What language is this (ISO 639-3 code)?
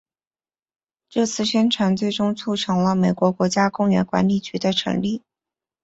zho